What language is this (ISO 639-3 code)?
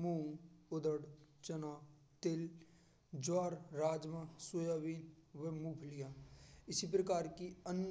bra